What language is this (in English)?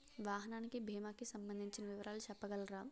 Telugu